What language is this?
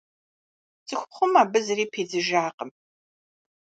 Kabardian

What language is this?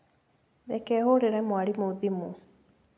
Kikuyu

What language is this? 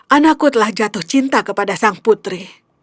Indonesian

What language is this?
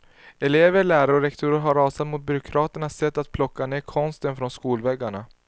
Swedish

